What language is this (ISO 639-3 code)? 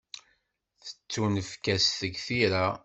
kab